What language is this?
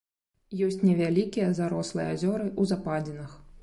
Belarusian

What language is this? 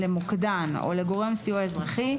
Hebrew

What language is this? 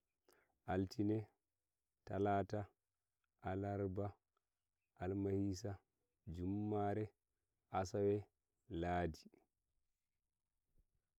Nigerian Fulfulde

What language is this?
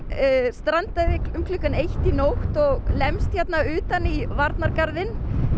Icelandic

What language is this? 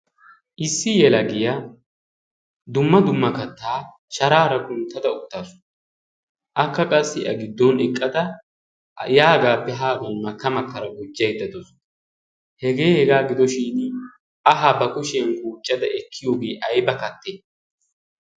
Wolaytta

